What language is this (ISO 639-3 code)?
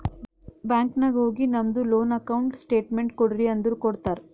kan